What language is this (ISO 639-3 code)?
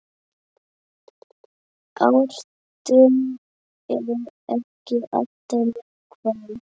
isl